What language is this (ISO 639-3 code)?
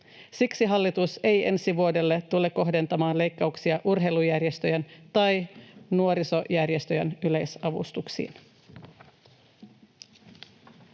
fin